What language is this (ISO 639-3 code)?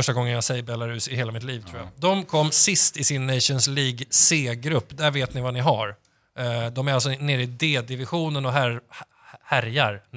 swe